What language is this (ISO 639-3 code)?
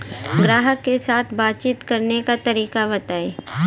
bho